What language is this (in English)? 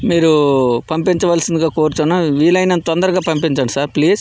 Telugu